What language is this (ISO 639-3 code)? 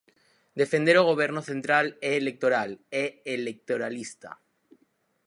glg